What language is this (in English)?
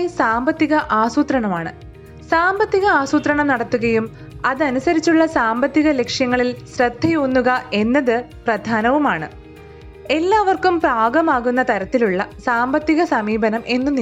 Malayalam